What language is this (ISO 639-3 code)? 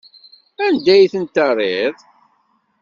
kab